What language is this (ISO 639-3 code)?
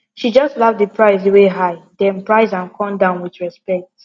pcm